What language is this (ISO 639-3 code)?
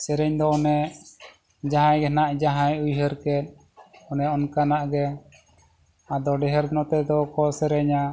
sat